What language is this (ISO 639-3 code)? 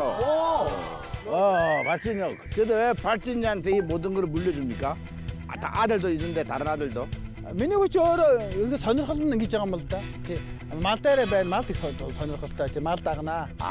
kor